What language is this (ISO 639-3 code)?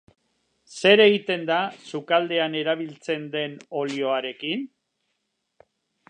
eus